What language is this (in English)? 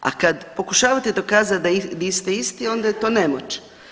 Croatian